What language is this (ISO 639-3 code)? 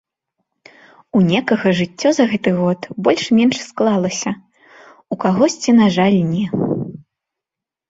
bel